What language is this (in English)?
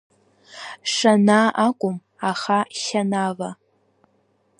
Abkhazian